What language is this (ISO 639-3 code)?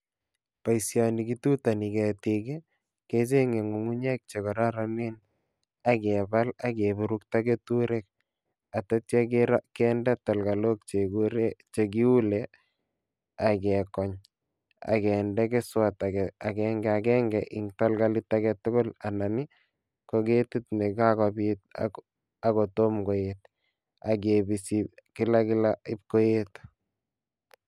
kln